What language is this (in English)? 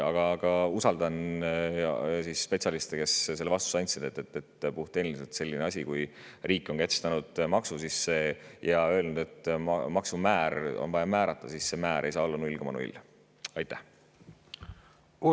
Estonian